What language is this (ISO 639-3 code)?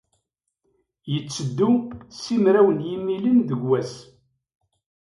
kab